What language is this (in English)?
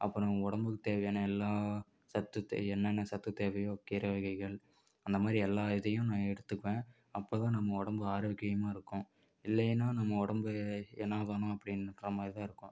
Tamil